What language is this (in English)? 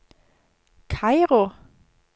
Norwegian